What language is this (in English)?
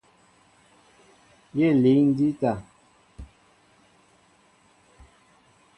Mbo (Cameroon)